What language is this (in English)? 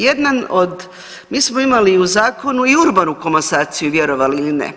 Croatian